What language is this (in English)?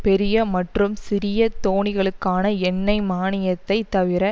Tamil